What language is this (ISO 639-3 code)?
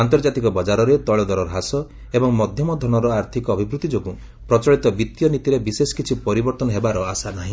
ori